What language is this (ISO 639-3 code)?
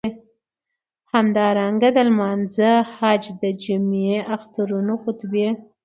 pus